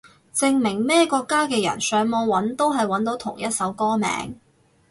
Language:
Cantonese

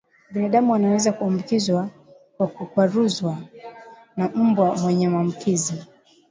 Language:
Swahili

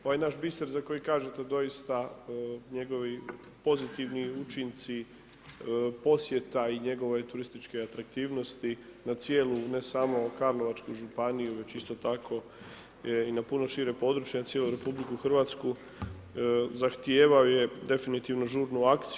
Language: Croatian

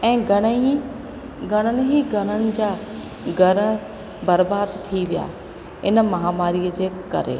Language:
Sindhi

